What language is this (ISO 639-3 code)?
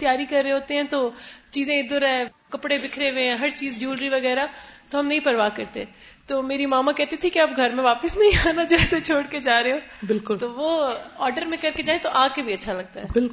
urd